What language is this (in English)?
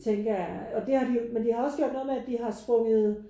Danish